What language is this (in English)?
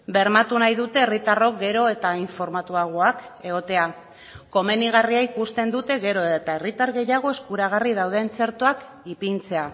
Basque